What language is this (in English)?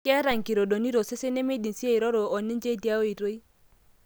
Masai